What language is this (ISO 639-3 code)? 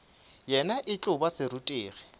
nso